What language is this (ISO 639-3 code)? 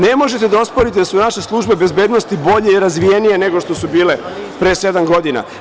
srp